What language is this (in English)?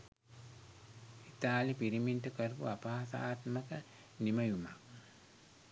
Sinhala